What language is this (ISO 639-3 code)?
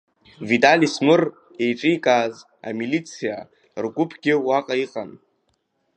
abk